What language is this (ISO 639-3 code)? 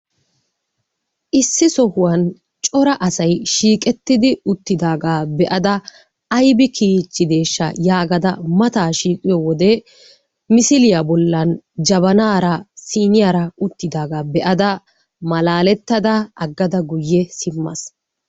wal